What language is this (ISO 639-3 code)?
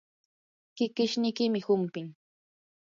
qur